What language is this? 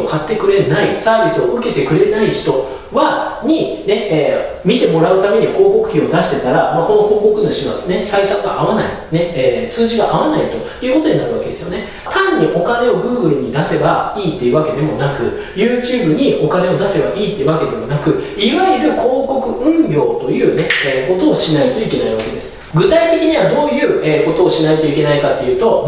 Japanese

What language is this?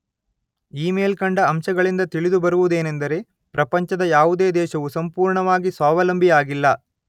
Kannada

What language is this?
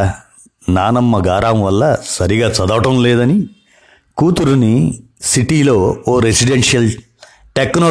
Telugu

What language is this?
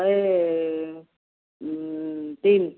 Odia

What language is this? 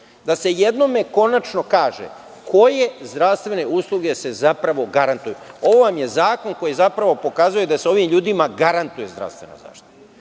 Serbian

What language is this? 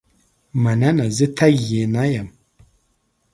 Pashto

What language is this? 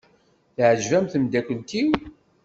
Kabyle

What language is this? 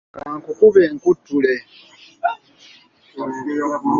Ganda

